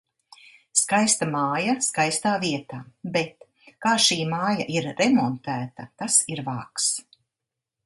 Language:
Latvian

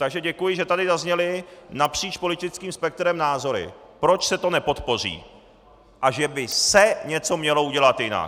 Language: Czech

